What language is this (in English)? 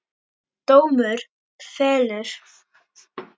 Icelandic